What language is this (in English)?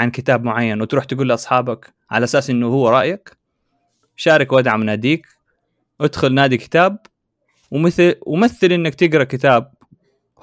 Arabic